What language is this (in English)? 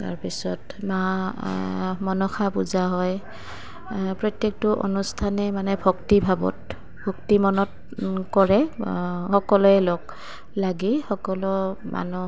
Assamese